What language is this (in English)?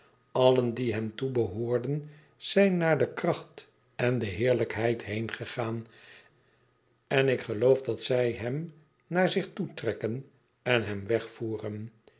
Dutch